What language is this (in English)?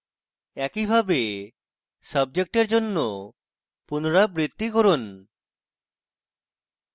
Bangla